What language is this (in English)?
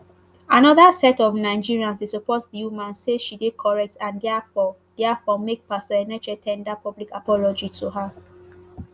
Nigerian Pidgin